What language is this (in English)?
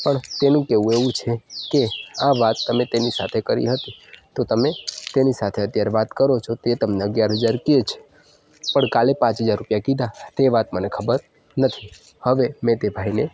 Gujarati